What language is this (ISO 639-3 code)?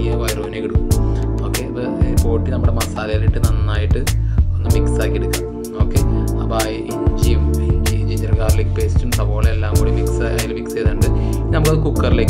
hin